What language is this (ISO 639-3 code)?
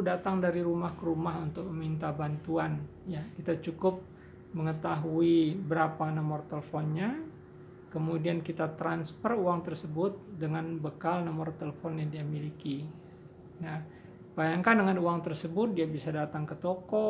ind